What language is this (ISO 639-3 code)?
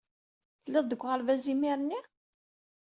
kab